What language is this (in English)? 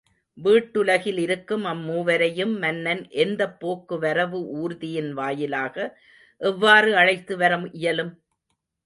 Tamil